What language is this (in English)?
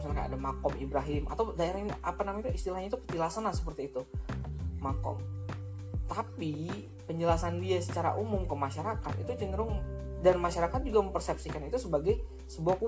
Indonesian